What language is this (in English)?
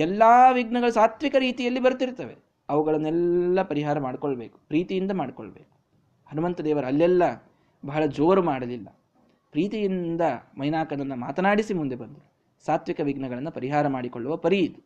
Kannada